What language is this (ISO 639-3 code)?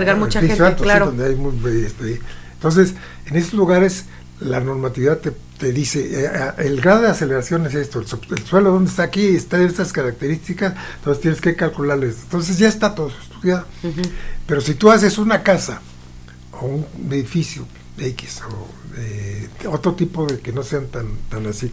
spa